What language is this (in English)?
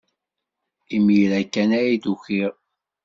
Kabyle